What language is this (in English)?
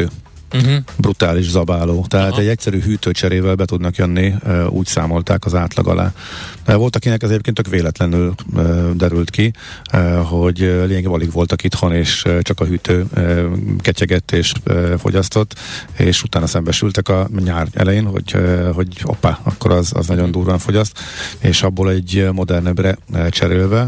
Hungarian